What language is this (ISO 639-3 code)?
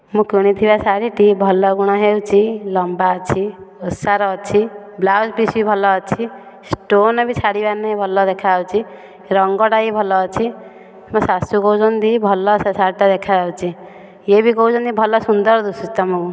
ori